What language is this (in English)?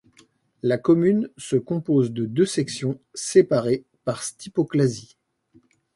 French